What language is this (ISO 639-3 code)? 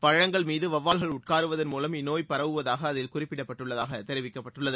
tam